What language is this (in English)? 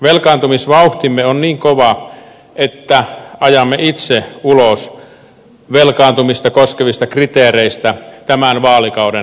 Finnish